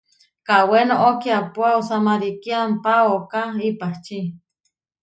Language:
Huarijio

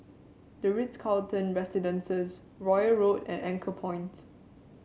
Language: English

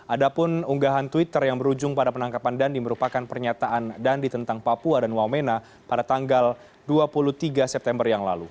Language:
Indonesian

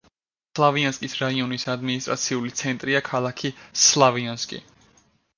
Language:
Georgian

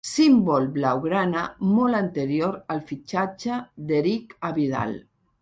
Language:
Catalan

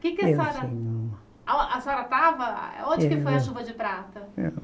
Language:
Portuguese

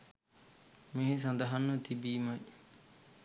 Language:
Sinhala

